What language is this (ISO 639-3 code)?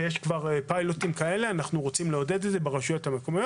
heb